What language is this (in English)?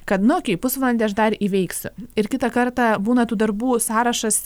Lithuanian